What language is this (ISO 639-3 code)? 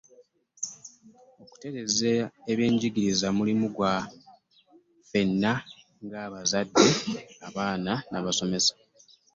lug